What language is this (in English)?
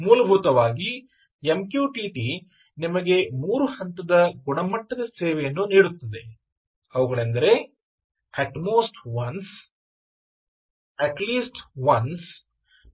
Kannada